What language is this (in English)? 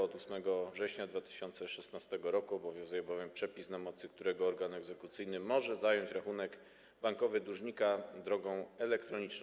Polish